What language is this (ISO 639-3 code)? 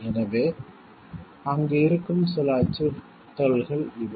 tam